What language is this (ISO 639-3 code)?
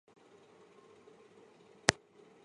zho